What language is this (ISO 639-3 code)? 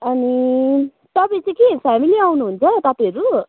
nep